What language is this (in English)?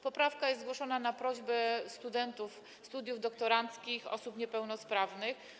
Polish